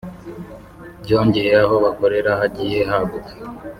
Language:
Kinyarwanda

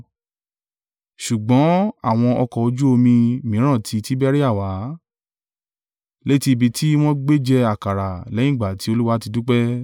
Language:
Yoruba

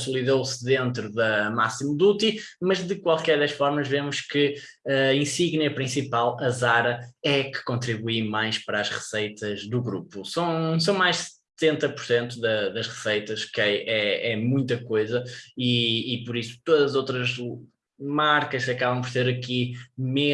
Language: Portuguese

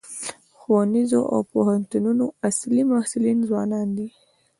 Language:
Pashto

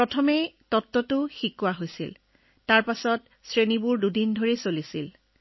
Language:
Assamese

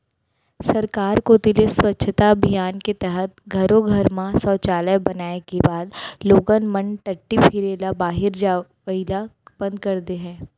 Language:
Chhattisgarhi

